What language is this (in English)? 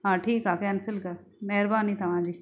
Sindhi